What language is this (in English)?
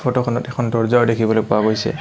Assamese